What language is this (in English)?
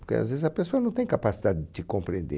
Portuguese